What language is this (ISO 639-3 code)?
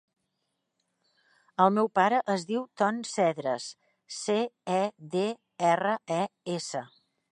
cat